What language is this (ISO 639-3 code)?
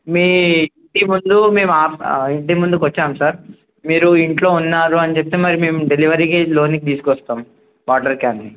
tel